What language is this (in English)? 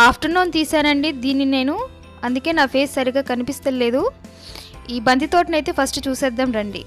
Telugu